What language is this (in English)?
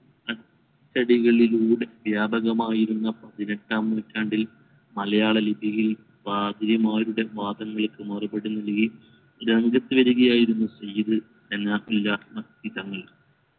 Malayalam